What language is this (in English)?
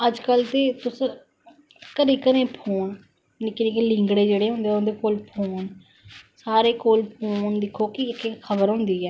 Dogri